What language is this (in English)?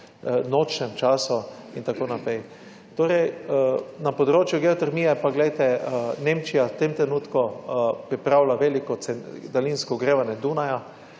Slovenian